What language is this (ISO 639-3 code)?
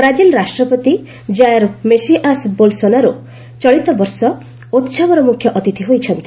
ori